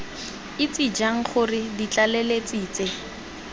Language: Tswana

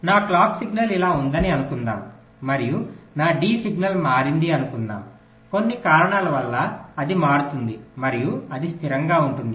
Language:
Telugu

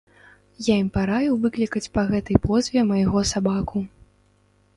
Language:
Belarusian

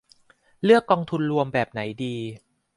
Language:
Thai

